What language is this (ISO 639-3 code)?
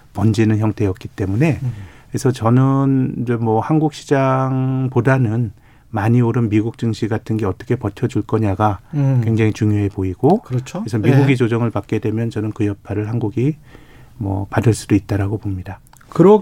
kor